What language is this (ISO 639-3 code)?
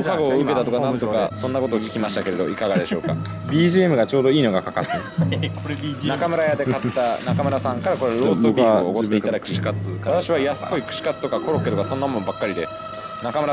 jpn